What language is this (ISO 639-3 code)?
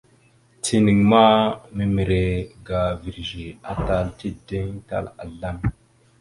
mxu